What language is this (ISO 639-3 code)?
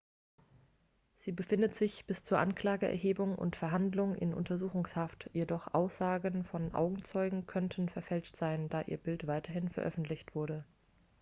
deu